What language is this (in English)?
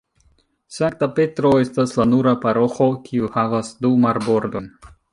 Esperanto